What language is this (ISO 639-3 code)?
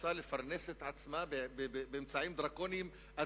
heb